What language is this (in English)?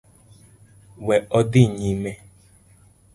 Luo (Kenya and Tanzania)